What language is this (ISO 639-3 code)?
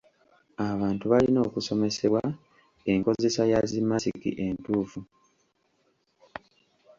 lug